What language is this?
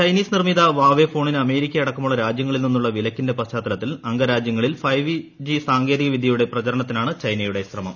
Malayalam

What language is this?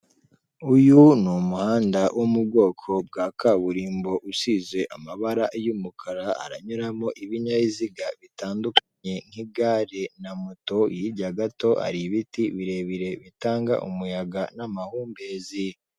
Kinyarwanda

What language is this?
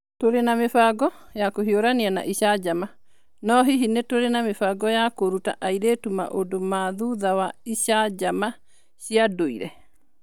Kikuyu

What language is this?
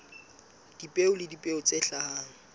Southern Sotho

